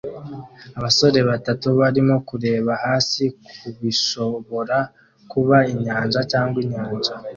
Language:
Kinyarwanda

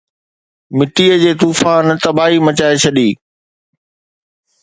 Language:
Sindhi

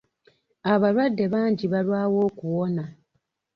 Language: Ganda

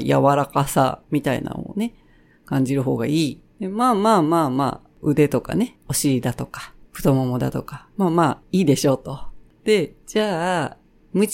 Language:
Japanese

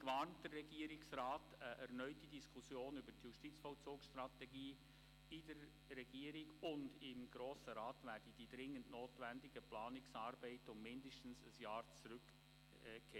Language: Swiss German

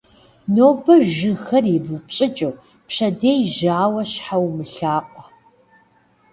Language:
Kabardian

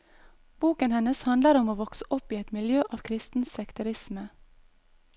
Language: Norwegian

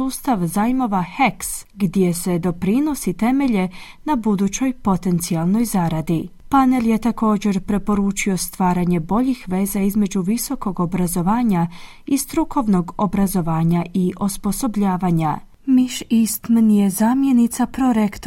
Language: Croatian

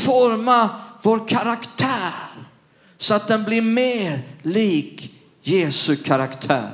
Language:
Swedish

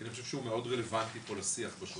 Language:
Hebrew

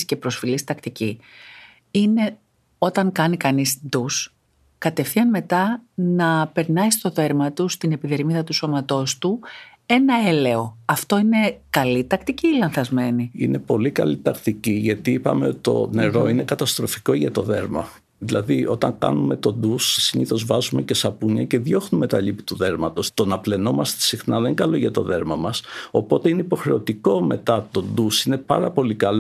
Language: Greek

